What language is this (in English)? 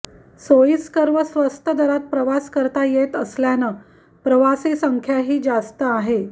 Marathi